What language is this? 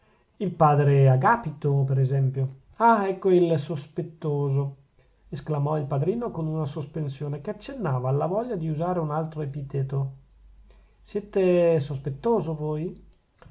Italian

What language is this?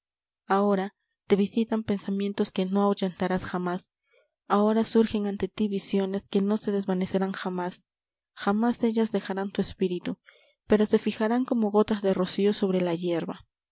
Spanish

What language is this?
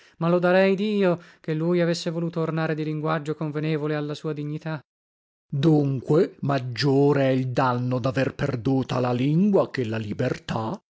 Italian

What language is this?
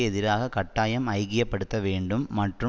Tamil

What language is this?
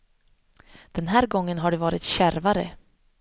Swedish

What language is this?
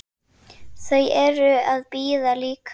Icelandic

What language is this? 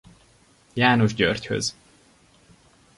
Hungarian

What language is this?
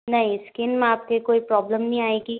Hindi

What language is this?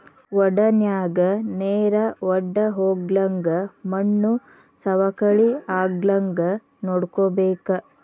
Kannada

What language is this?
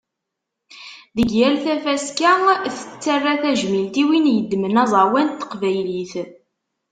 Kabyle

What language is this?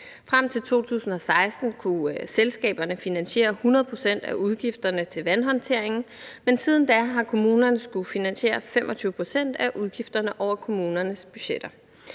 Danish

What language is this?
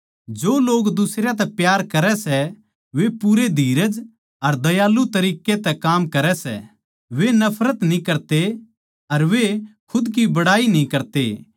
Haryanvi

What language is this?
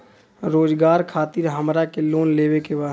Bhojpuri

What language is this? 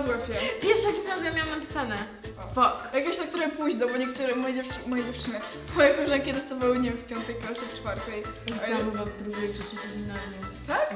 Polish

